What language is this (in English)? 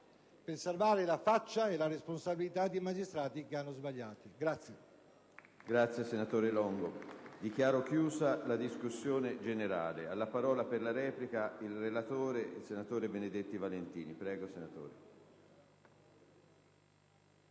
Italian